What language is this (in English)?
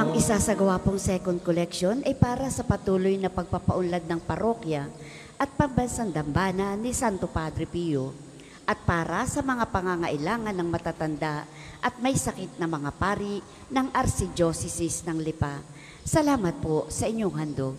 Filipino